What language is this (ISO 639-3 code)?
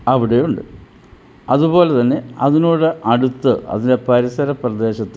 mal